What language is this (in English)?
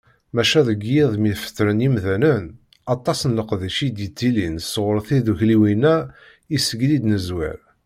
Kabyle